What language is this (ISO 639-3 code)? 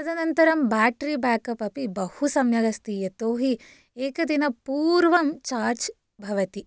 san